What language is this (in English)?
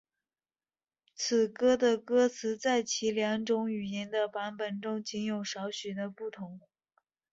Chinese